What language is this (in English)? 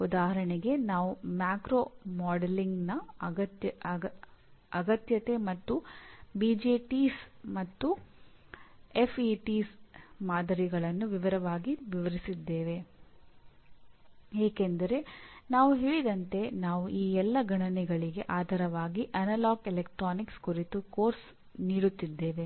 Kannada